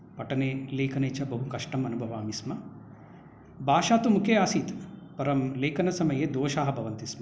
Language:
Sanskrit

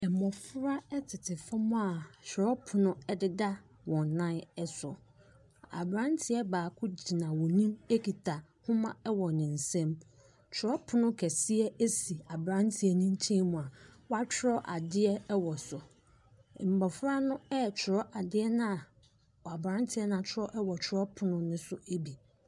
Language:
Akan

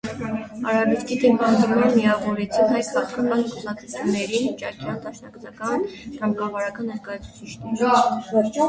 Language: Armenian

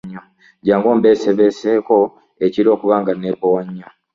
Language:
Ganda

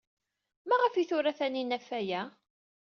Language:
Kabyle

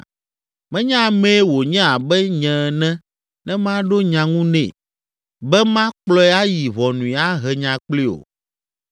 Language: Ewe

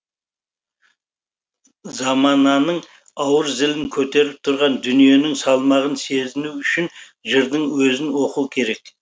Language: Kazakh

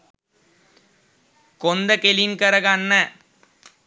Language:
Sinhala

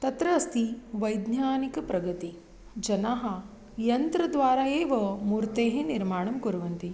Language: Sanskrit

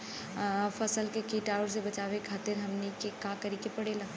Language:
Bhojpuri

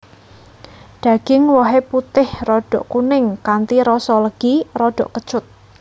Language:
Javanese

